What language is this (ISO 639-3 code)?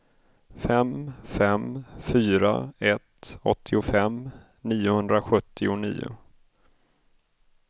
swe